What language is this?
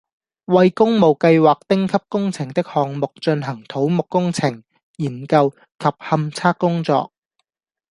Cantonese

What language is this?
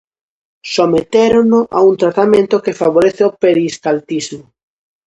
Galician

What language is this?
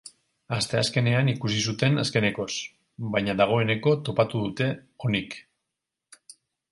Basque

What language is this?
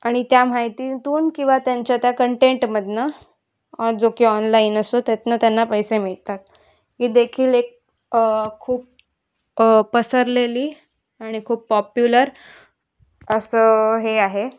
Marathi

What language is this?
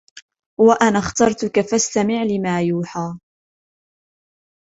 Arabic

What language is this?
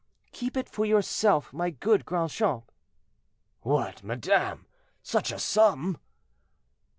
English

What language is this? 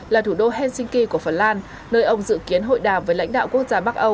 Vietnamese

